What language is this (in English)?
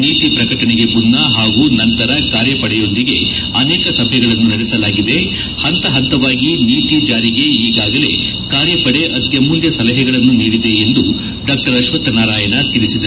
Kannada